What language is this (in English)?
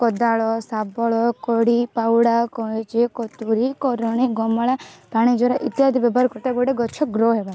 Odia